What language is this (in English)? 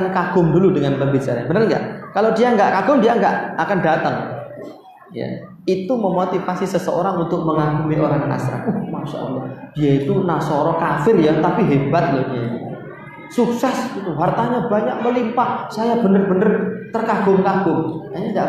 Indonesian